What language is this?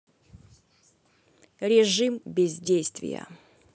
Russian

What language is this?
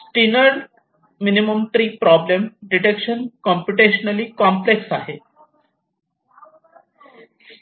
Marathi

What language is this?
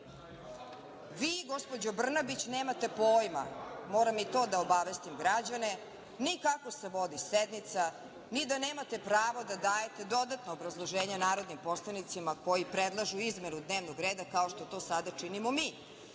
Serbian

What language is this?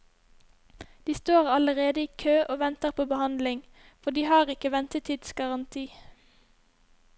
Norwegian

